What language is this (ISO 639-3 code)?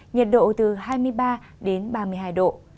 vie